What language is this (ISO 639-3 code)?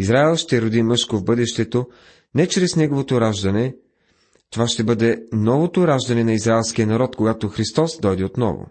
bul